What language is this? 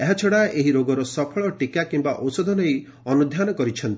Odia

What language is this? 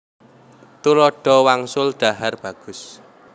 Javanese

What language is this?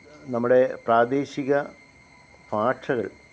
Malayalam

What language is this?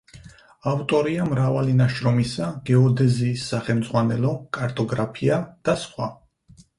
Georgian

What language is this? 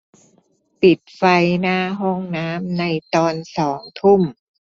Thai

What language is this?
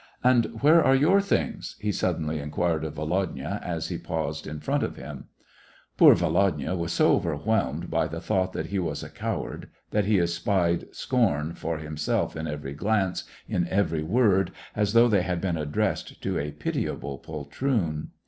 English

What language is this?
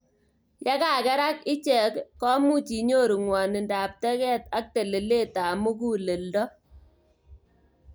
Kalenjin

